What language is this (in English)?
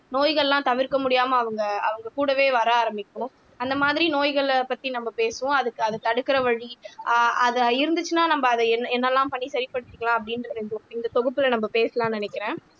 Tamil